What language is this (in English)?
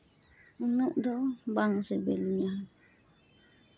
Santali